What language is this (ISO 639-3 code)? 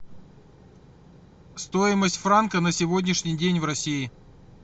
rus